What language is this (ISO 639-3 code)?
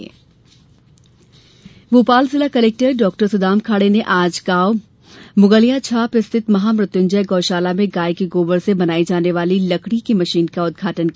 hin